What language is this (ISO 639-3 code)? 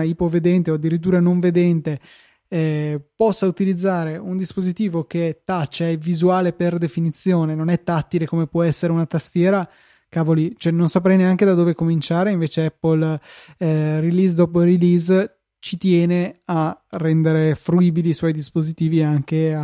ita